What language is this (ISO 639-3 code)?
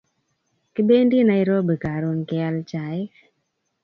kln